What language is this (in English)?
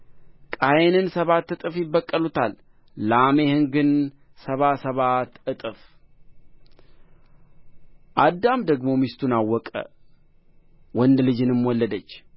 Amharic